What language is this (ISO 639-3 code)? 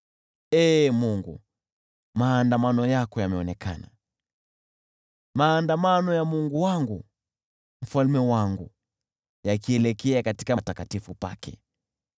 swa